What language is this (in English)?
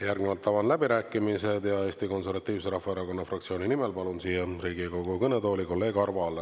Estonian